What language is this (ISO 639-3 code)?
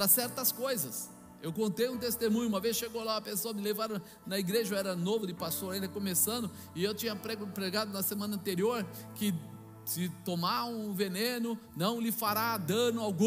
por